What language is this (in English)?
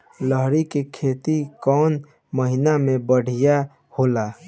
Bhojpuri